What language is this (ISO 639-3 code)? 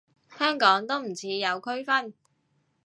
yue